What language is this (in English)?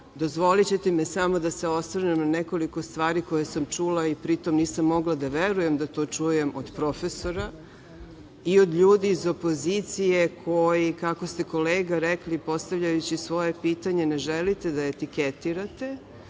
Serbian